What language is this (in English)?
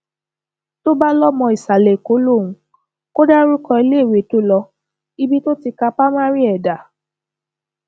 Yoruba